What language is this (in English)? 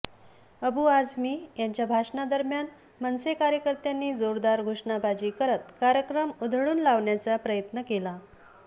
Marathi